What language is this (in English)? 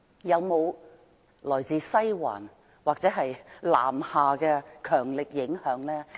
Cantonese